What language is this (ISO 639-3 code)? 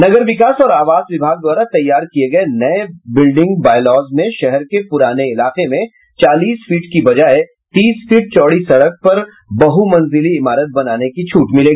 hin